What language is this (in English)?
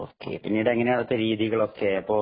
Malayalam